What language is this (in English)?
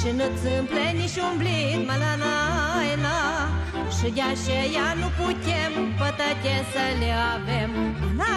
Romanian